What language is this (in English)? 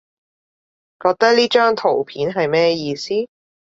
Cantonese